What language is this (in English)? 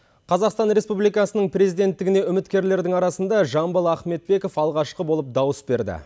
Kazakh